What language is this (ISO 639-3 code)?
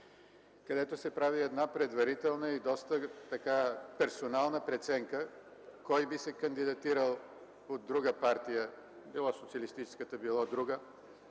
bul